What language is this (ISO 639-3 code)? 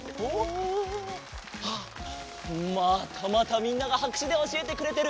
jpn